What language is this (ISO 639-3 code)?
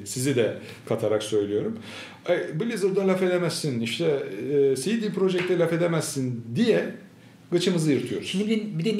tur